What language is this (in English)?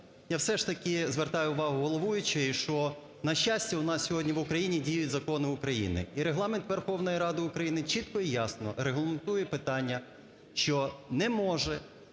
Ukrainian